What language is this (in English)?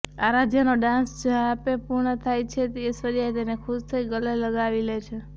Gujarati